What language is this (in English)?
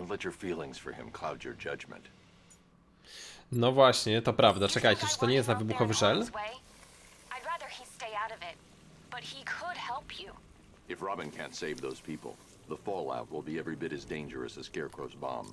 Polish